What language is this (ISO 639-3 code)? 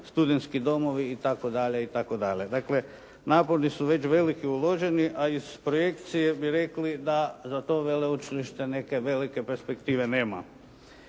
hrv